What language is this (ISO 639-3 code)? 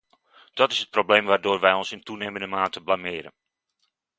nld